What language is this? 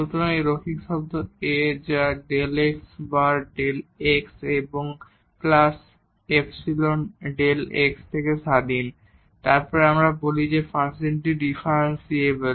Bangla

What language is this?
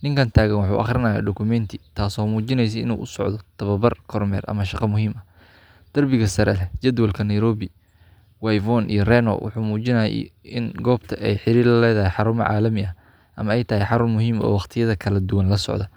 Somali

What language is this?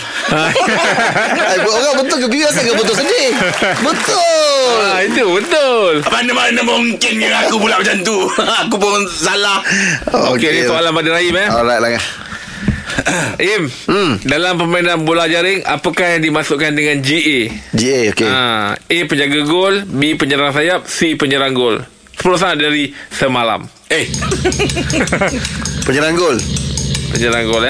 Malay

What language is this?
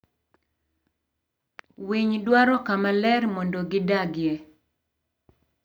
Luo (Kenya and Tanzania)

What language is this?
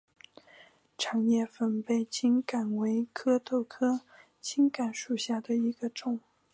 Chinese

